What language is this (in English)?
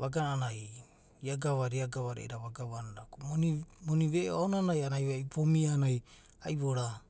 Abadi